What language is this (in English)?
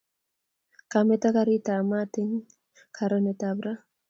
Kalenjin